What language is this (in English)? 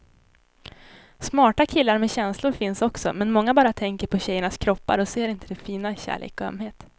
Swedish